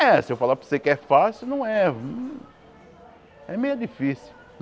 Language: Portuguese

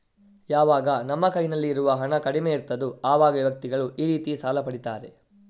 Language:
Kannada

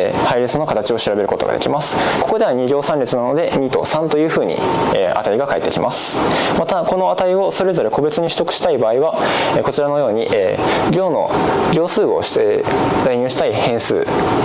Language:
Japanese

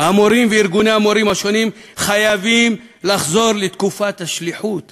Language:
Hebrew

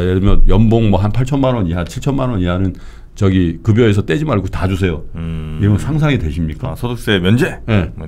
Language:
Korean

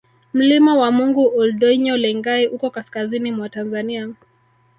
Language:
Swahili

